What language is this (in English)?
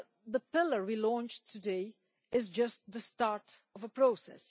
English